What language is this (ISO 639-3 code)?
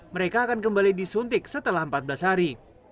ind